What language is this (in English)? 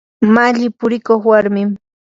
Yanahuanca Pasco Quechua